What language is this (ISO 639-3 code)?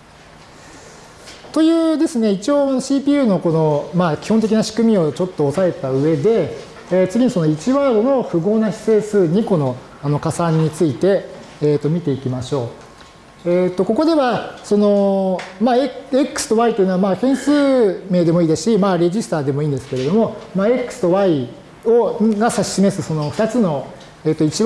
jpn